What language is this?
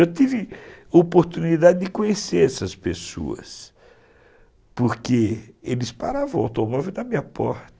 Portuguese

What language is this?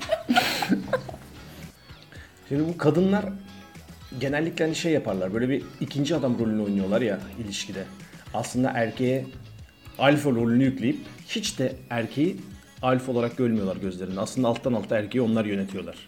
Turkish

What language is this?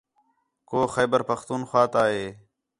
Khetrani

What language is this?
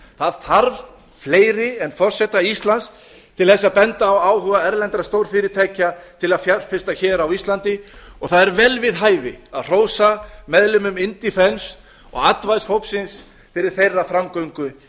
Icelandic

